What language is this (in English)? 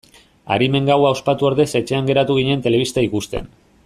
Basque